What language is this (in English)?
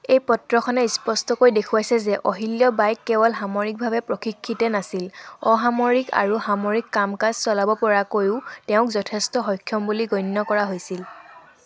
Assamese